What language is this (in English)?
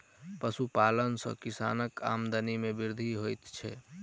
Maithili